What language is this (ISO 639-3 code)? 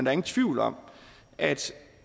dan